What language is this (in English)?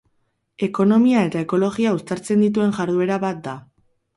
Basque